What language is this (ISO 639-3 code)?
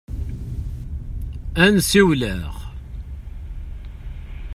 kab